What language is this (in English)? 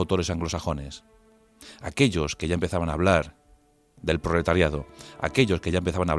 Spanish